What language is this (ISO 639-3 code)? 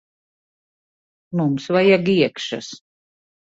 lav